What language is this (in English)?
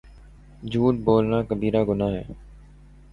Urdu